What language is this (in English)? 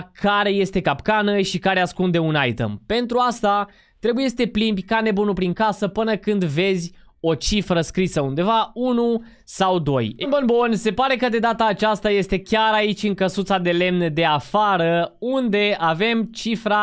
Romanian